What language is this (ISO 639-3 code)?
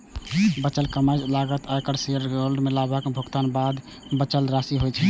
mai